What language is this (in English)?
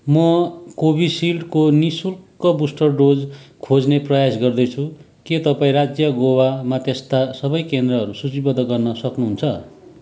Nepali